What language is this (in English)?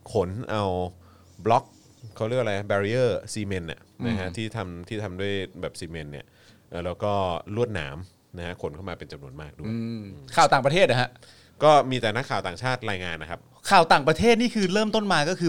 Thai